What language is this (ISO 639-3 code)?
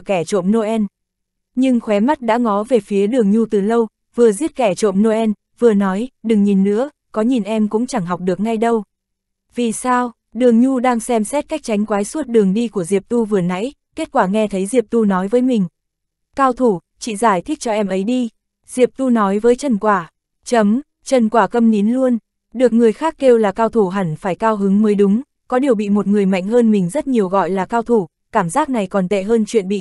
vie